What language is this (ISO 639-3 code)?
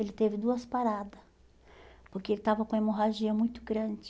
por